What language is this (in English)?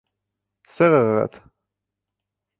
Bashkir